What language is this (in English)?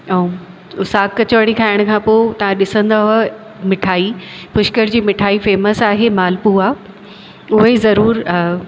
Sindhi